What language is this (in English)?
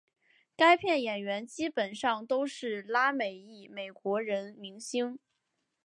Chinese